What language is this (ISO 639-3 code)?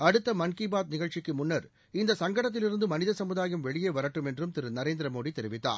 tam